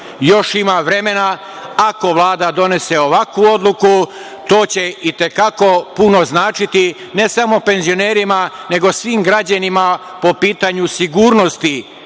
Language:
Serbian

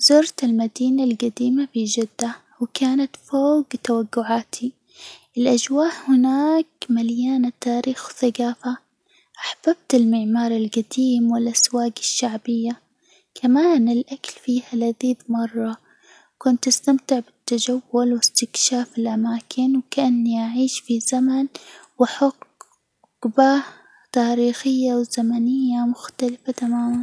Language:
Hijazi Arabic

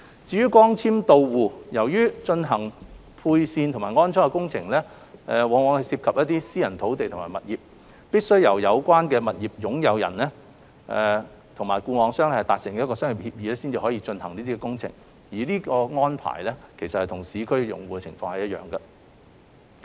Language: Cantonese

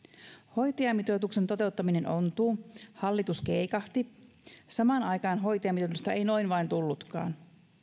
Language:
Finnish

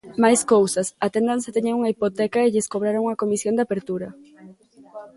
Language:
Galician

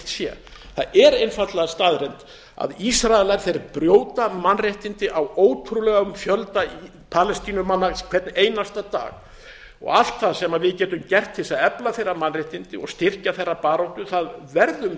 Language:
Icelandic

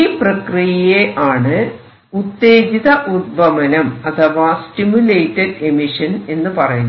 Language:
Malayalam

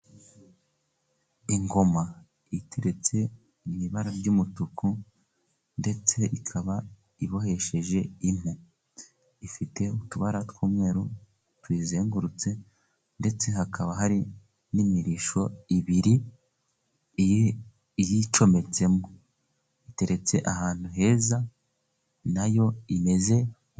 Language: Kinyarwanda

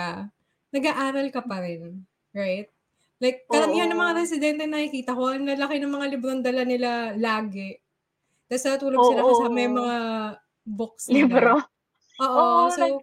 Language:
Filipino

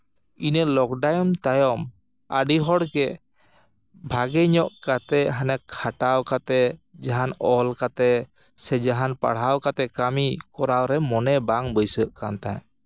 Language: Santali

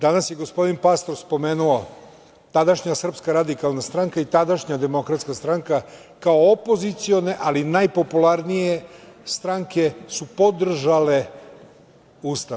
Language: Serbian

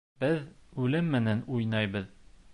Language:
Bashkir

